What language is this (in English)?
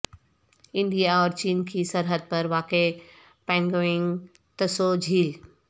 Urdu